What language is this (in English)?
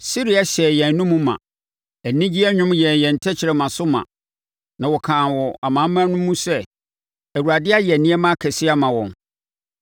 Akan